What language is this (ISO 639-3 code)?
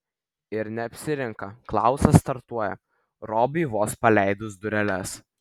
lit